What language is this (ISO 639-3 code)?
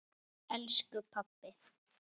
isl